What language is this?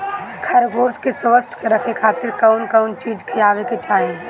Bhojpuri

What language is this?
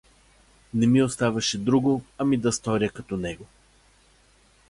Bulgarian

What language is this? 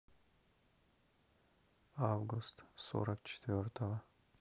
Russian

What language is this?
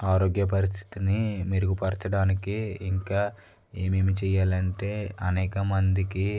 Telugu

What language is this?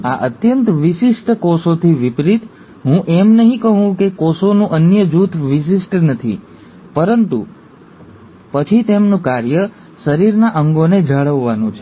Gujarati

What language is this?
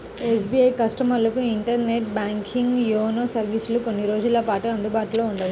Telugu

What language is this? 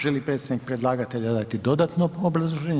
Croatian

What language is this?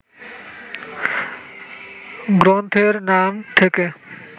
Bangla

